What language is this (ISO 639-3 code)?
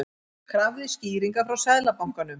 isl